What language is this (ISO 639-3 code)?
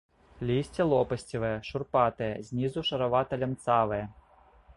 bel